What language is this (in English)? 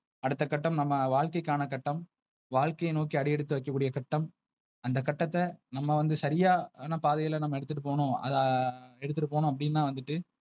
Tamil